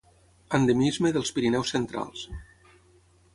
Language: Catalan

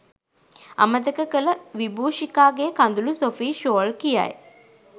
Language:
Sinhala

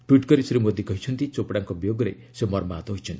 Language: Odia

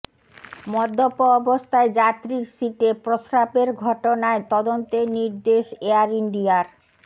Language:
Bangla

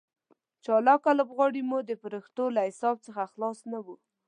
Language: Pashto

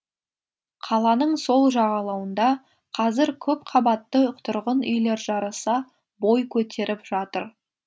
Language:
Kazakh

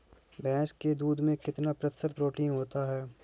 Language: Hindi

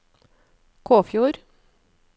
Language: Norwegian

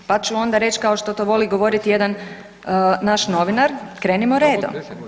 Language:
Croatian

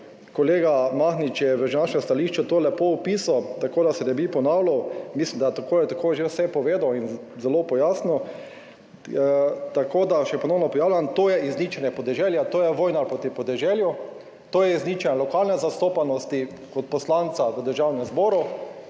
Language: Slovenian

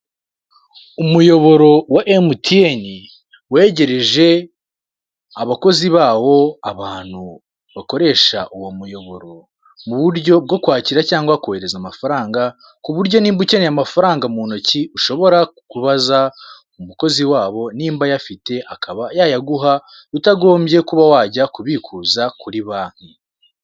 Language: Kinyarwanda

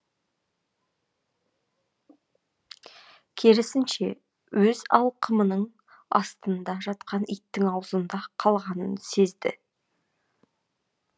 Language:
Kazakh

